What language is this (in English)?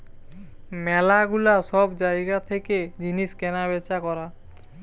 Bangla